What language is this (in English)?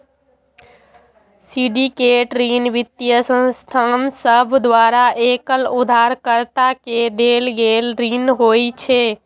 Maithili